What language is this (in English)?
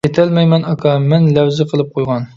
Uyghur